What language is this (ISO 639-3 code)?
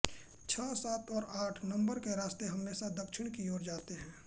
hin